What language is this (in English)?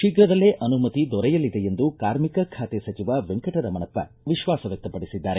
Kannada